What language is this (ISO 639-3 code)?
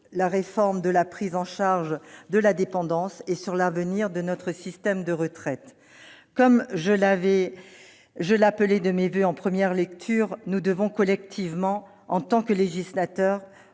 fra